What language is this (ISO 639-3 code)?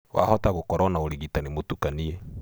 kik